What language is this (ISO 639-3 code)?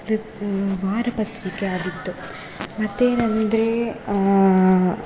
kan